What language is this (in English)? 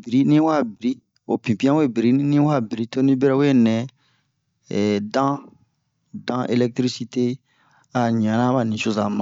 Bomu